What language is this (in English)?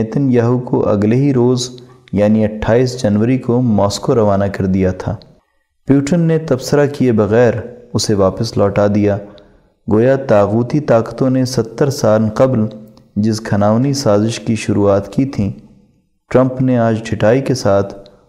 Urdu